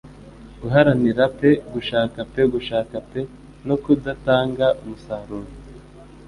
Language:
Kinyarwanda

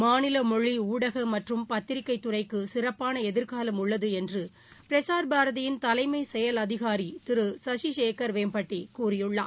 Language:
Tamil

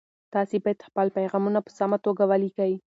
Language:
Pashto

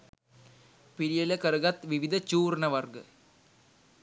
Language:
Sinhala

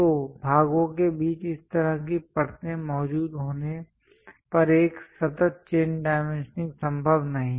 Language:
Hindi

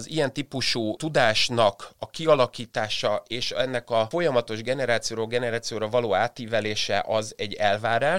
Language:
Hungarian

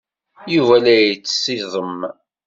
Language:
Kabyle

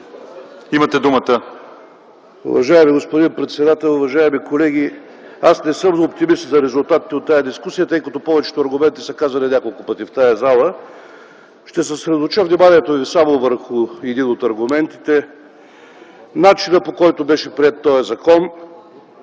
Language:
Bulgarian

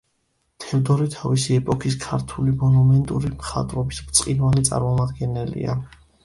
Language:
Georgian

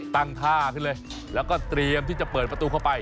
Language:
Thai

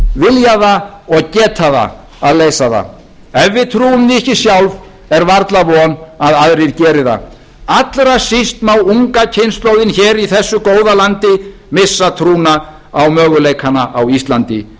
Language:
Icelandic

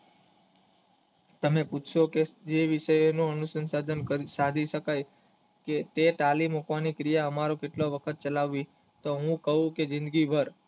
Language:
Gujarati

